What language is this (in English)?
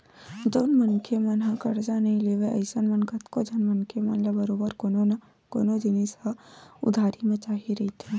Chhattisgarhi